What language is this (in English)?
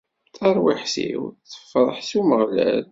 Kabyle